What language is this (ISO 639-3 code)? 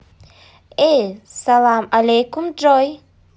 rus